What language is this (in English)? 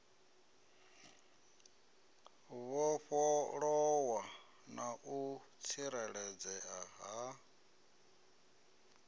Venda